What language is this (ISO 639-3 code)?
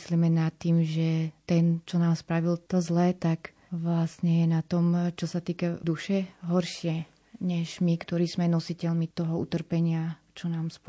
slk